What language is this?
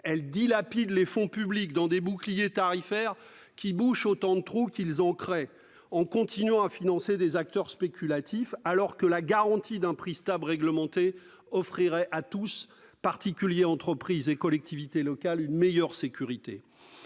French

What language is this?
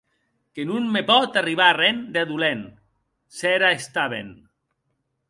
Occitan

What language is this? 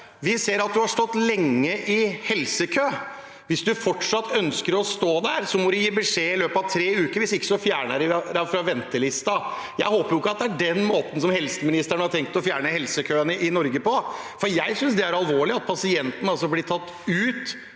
Norwegian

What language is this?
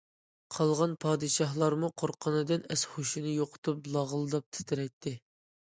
Uyghur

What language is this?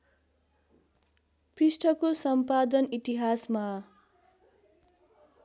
Nepali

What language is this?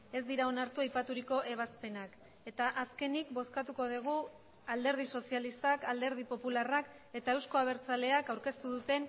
Basque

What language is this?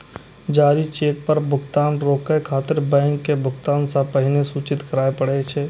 Maithili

